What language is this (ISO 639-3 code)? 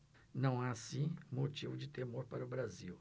por